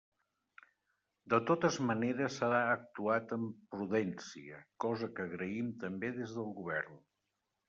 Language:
Catalan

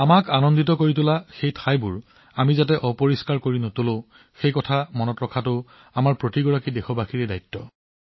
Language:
Assamese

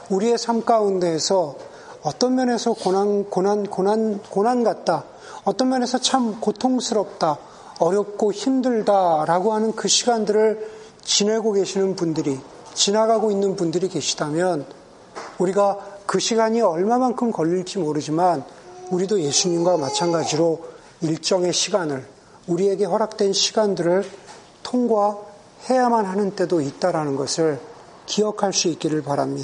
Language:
Korean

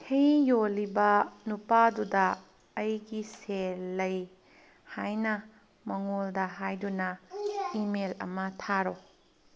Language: Manipuri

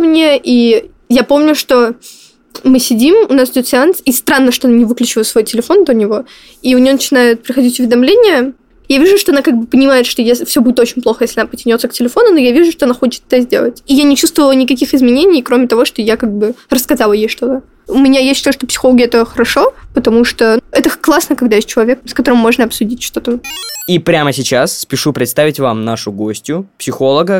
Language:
Russian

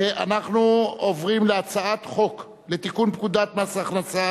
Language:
Hebrew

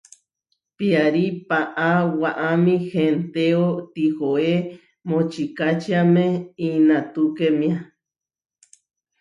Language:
Huarijio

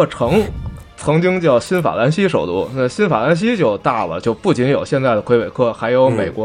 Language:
Chinese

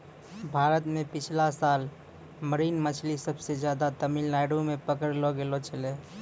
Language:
Maithili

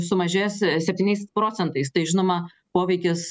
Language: Lithuanian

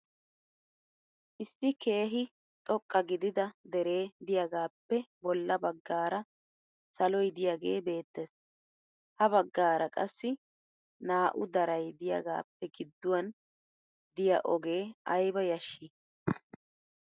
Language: Wolaytta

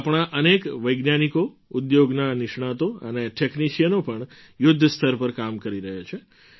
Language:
Gujarati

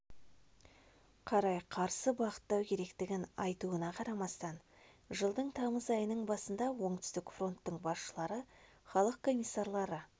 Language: Kazakh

